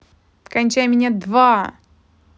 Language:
Russian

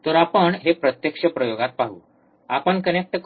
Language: Marathi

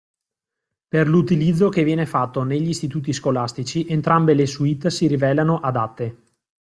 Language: Italian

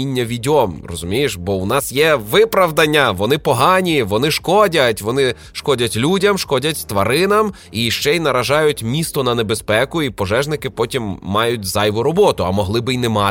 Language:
Ukrainian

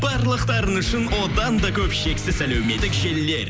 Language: Kazakh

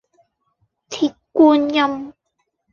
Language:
Cantonese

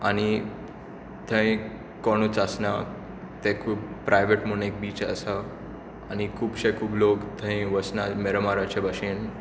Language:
Konkani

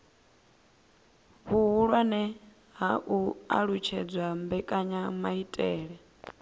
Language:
Venda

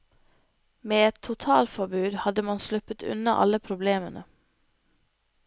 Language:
Norwegian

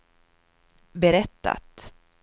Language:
Swedish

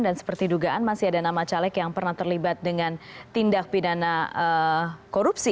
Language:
Indonesian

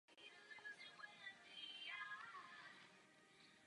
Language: Czech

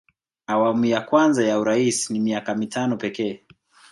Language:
Swahili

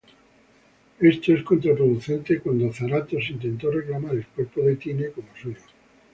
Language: Spanish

